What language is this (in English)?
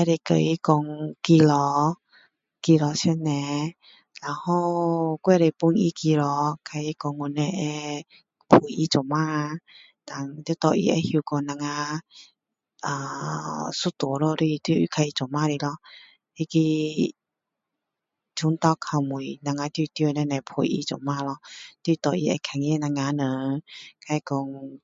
Min Dong Chinese